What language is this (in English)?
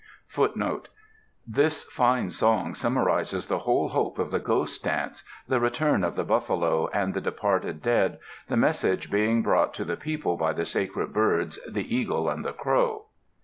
English